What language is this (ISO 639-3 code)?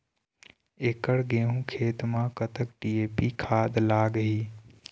hne